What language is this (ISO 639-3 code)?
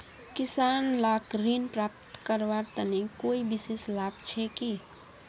mag